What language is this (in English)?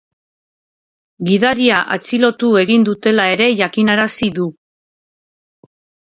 Basque